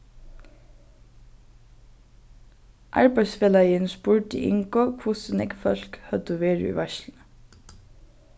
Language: Faroese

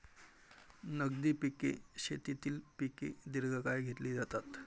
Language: Marathi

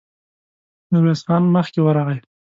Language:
Pashto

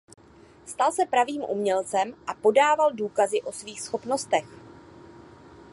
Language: Czech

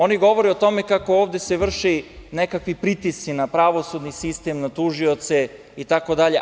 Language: Serbian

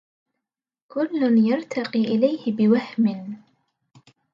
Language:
Arabic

